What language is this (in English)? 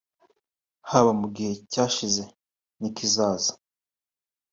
Kinyarwanda